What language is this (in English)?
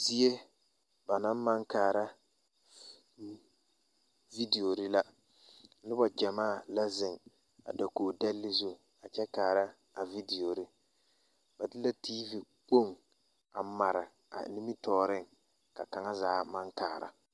Southern Dagaare